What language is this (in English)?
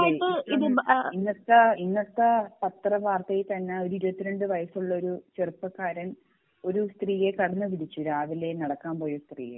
Malayalam